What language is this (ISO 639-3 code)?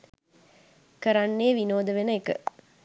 sin